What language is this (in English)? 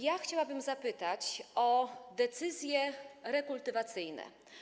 Polish